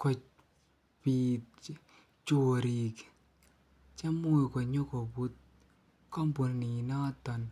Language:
Kalenjin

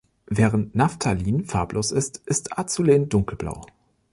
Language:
German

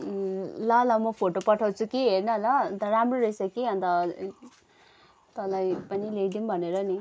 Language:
Nepali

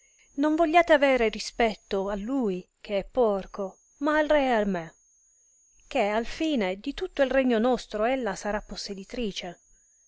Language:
Italian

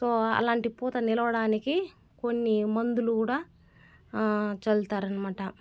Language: Telugu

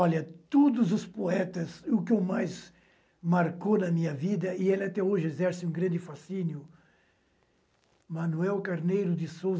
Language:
Portuguese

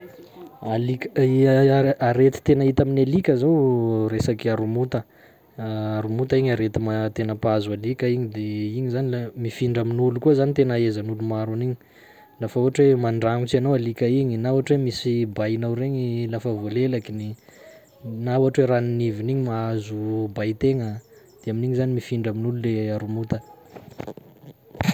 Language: Sakalava Malagasy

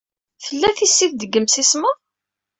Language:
Kabyle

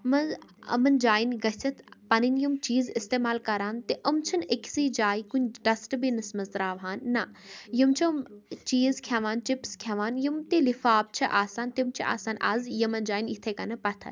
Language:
Kashmiri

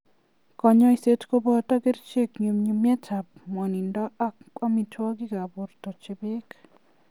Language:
Kalenjin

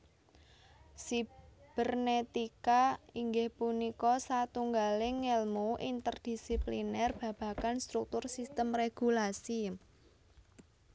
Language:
Javanese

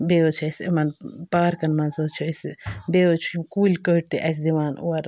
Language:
Kashmiri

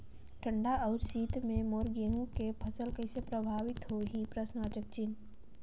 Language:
Chhattisgarhi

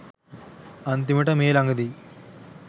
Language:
Sinhala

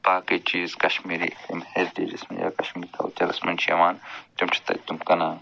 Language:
Kashmiri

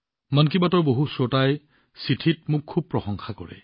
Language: Assamese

